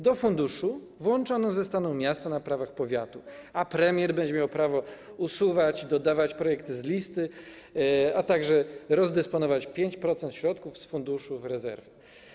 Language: Polish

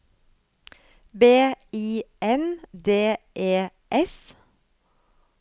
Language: Norwegian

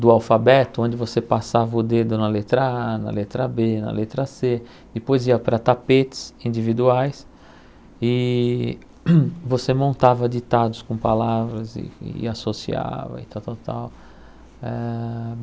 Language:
Portuguese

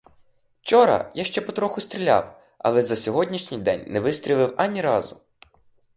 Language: Ukrainian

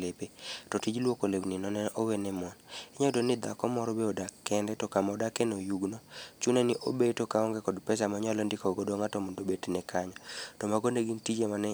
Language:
Luo (Kenya and Tanzania)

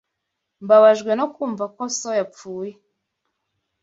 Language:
Kinyarwanda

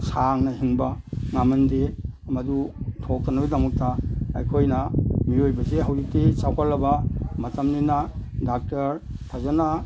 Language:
Manipuri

